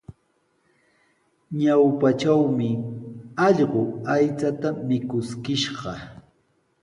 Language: Sihuas Ancash Quechua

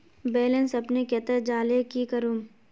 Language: Magahi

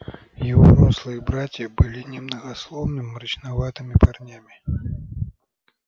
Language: Russian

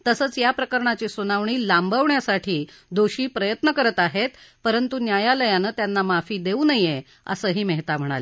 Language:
Marathi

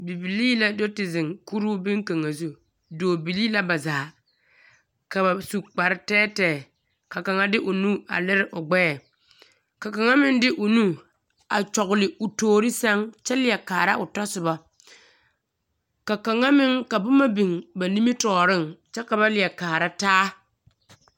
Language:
Southern Dagaare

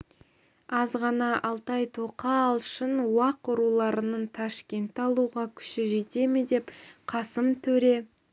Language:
Kazakh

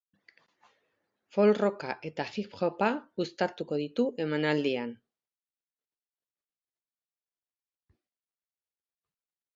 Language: Basque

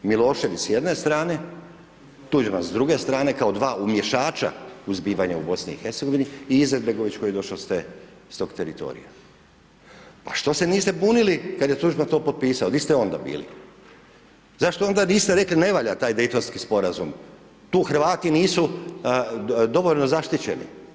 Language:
Croatian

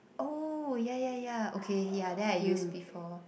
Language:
English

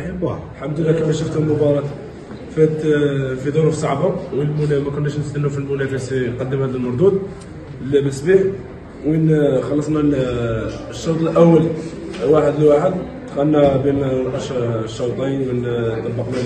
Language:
Arabic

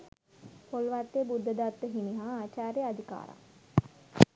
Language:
Sinhala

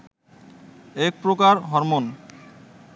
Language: Bangla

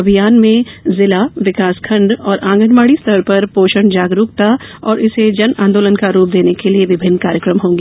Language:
Hindi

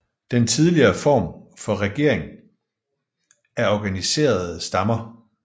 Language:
Danish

